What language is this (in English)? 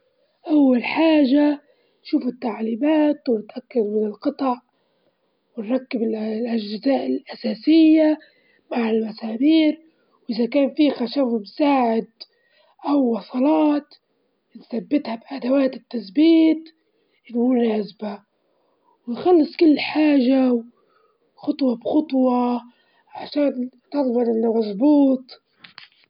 Libyan Arabic